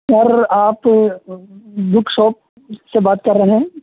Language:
Urdu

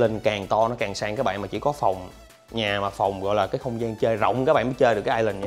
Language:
Vietnamese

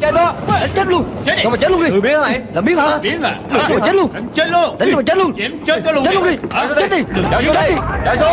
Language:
Vietnamese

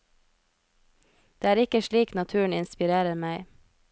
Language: Norwegian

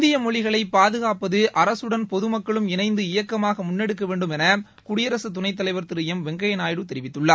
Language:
Tamil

